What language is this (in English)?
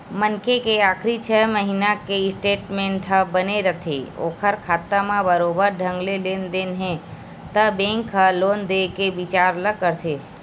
Chhattisgarhi